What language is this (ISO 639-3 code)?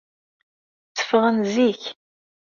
kab